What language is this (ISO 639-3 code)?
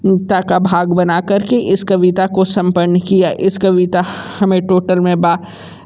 hin